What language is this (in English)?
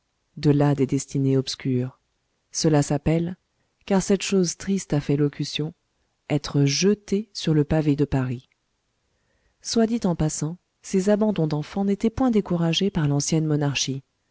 French